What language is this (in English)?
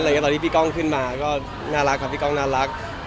Thai